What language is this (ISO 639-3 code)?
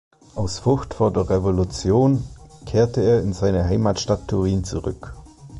deu